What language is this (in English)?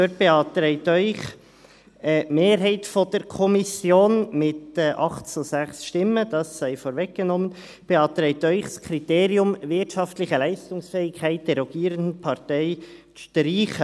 Swiss German